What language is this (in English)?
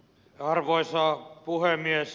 Finnish